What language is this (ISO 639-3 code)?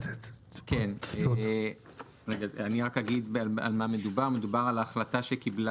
heb